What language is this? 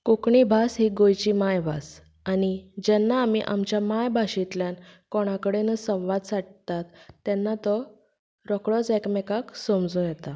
Konkani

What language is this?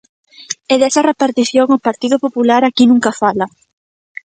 Galician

